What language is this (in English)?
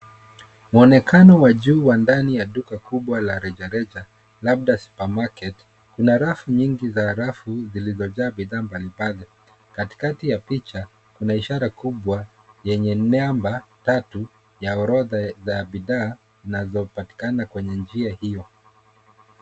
Swahili